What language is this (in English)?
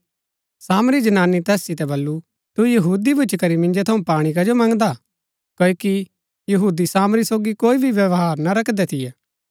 Gaddi